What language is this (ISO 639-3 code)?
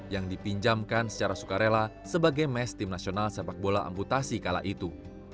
ind